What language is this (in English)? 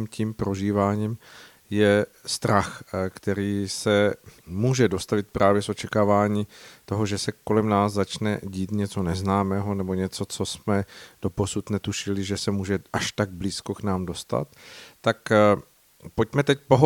Czech